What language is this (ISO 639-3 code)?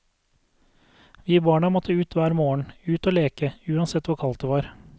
nor